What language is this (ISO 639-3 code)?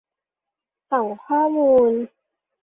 tha